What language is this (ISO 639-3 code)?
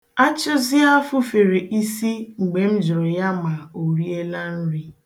ibo